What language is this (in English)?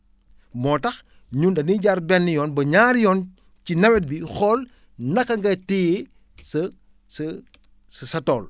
Wolof